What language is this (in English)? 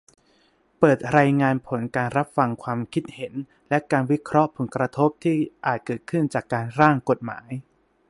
Thai